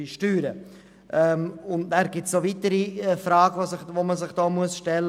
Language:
Swiss German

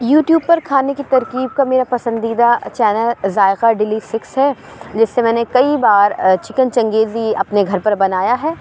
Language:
Urdu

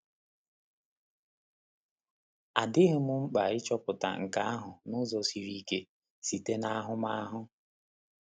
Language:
Igbo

